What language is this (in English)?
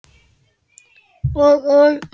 Icelandic